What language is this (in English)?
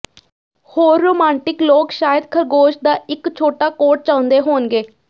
Punjabi